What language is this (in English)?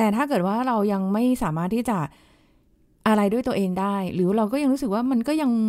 Thai